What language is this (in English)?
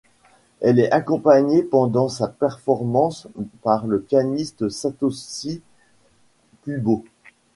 French